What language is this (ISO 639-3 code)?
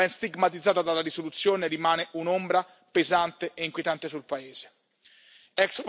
ita